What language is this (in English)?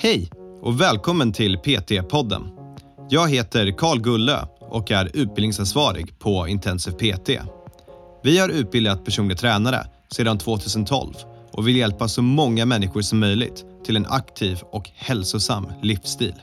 Swedish